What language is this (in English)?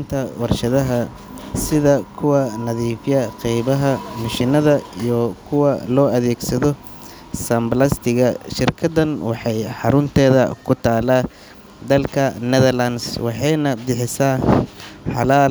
Somali